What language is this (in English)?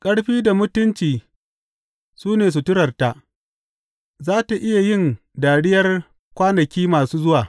Hausa